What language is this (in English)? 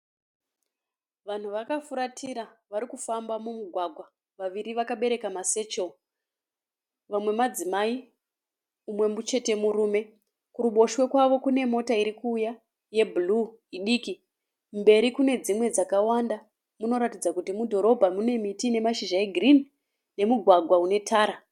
Shona